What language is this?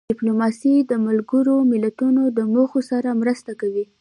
Pashto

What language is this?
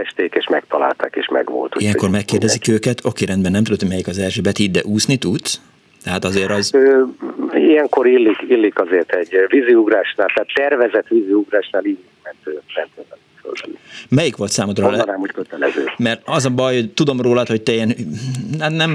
Hungarian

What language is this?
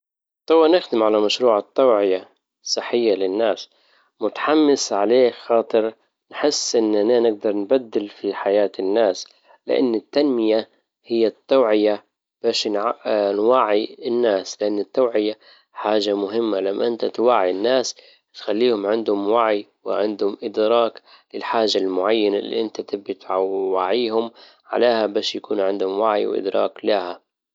Libyan Arabic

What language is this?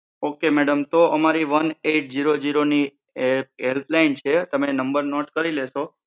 Gujarati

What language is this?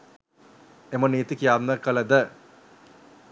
Sinhala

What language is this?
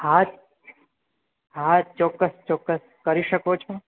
Gujarati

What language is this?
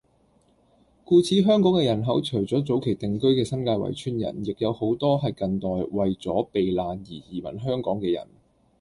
Cantonese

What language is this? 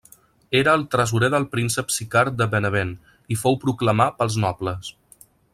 Catalan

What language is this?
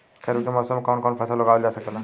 Bhojpuri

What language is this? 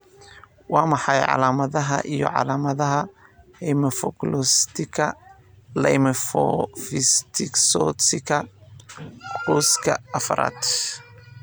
Somali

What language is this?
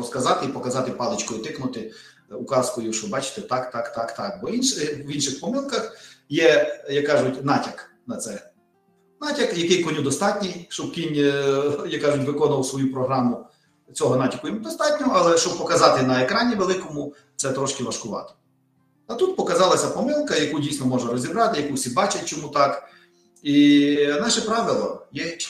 Ukrainian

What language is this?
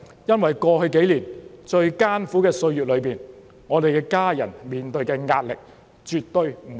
Cantonese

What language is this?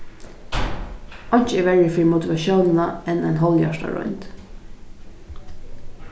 Faroese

